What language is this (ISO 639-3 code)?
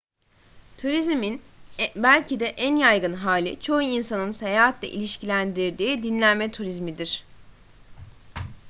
tur